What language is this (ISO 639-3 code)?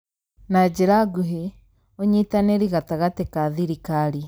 kik